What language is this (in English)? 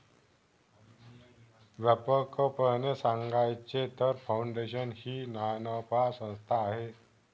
Marathi